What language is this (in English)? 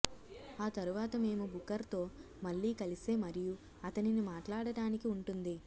Telugu